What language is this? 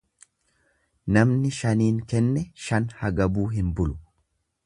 Oromo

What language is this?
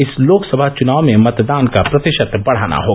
Hindi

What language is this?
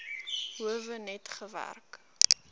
Afrikaans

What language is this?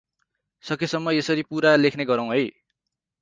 Nepali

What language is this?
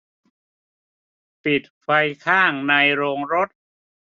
Thai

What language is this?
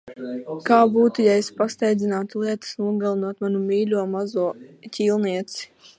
Latvian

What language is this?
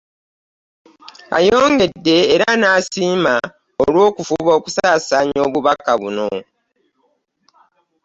Ganda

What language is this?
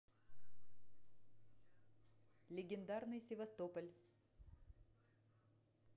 Russian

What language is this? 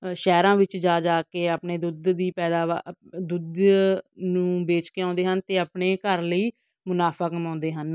Punjabi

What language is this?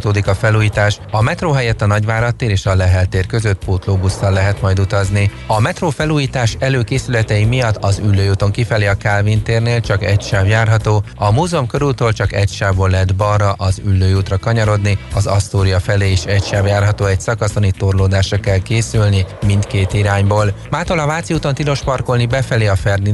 Hungarian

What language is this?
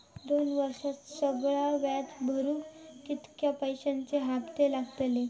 Marathi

